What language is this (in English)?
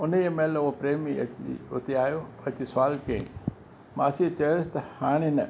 Sindhi